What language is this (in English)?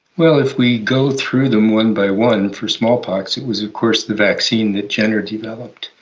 English